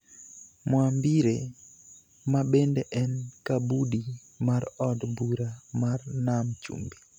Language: Luo (Kenya and Tanzania)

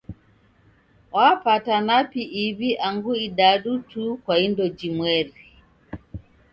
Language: Taita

